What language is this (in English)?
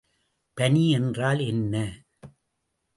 Tamil